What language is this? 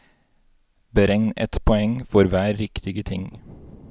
Norwegian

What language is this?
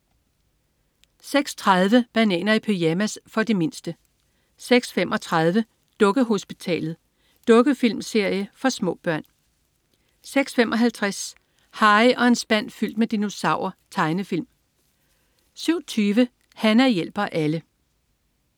Danish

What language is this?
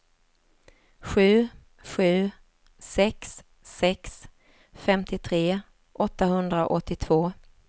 Swedish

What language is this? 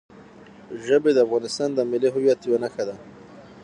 Pashto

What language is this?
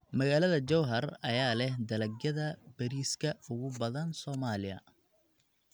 Somali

